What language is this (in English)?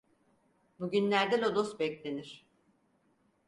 Turkish